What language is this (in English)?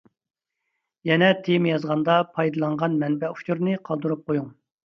Uyghur